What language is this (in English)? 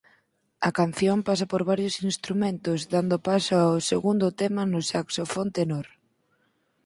Galician